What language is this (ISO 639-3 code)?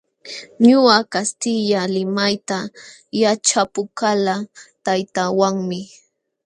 qxw